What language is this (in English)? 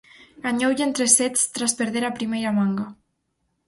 Galician